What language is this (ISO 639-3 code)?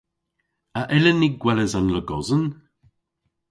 cor